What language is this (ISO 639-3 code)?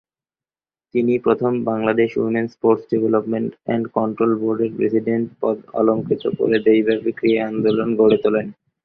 ben